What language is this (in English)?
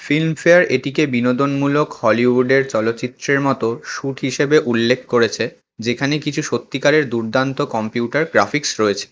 Bangla